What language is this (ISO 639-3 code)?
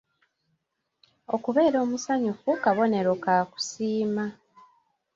lug